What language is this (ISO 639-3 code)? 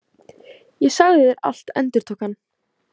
isl